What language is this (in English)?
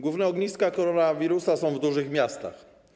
Polish